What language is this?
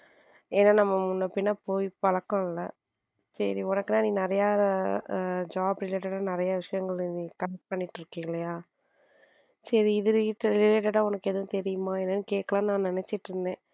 Tamil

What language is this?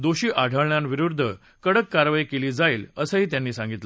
Marathi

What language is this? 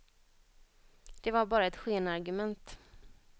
Swedish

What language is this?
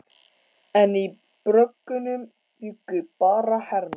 Icelandic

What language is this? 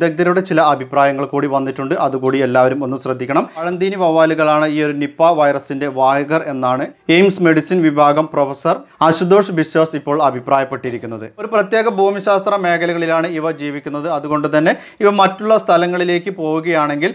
Polish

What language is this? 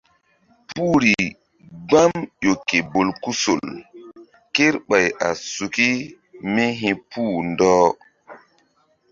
Mbum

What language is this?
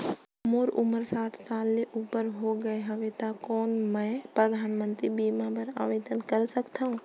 Chhattisgarhi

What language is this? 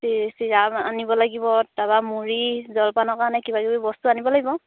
Assamese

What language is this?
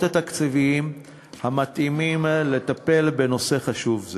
Hebrew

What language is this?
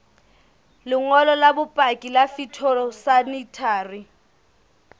Southern Sotho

